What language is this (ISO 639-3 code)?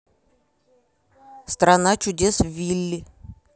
rus